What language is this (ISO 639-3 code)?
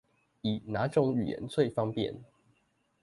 zho